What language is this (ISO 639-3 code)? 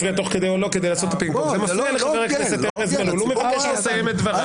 heb